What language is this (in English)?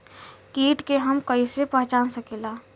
Bhojpuri